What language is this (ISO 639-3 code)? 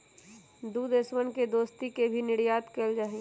mag